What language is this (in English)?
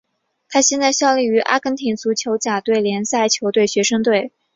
Chinese